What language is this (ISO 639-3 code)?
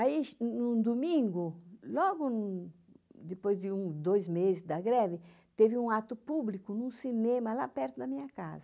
por